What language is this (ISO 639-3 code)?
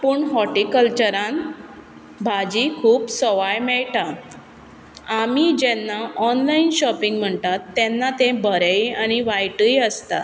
kok